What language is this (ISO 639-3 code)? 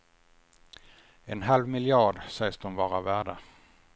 swe